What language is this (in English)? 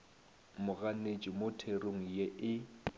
Northern Sotho